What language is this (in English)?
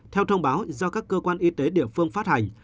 Vietnamese